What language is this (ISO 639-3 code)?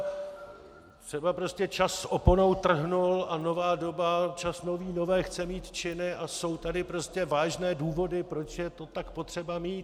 ces